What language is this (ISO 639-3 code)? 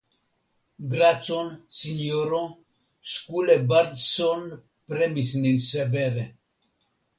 epo